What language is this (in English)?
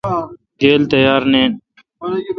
Kalkoti